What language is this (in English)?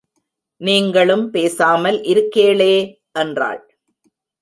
Tamil